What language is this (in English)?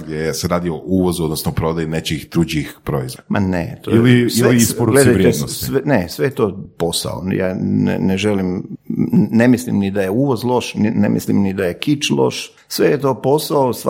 Croatian